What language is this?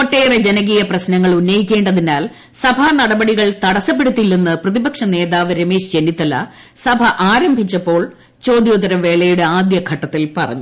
Malayalam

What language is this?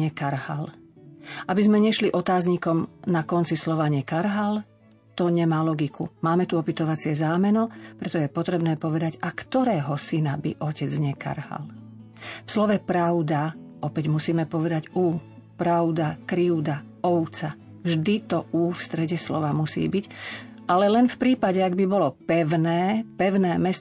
Slovak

